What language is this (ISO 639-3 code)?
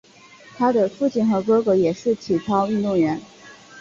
zho